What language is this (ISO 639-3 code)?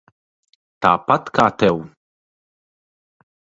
lav